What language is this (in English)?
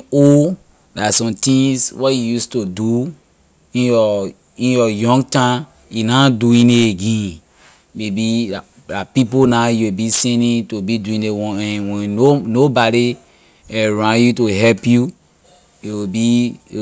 Liberian English